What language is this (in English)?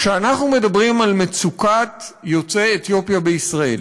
Hebrew